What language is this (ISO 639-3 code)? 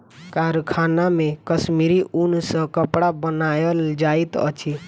mai